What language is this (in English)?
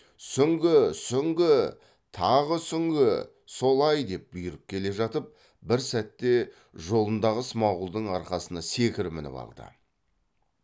Kazakh